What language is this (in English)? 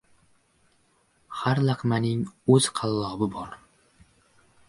Uzbek